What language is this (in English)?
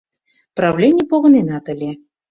Mari